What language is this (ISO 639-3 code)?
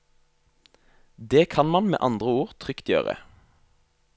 nor